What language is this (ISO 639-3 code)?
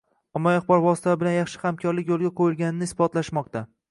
uzb